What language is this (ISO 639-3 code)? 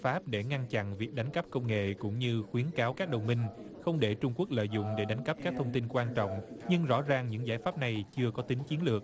vie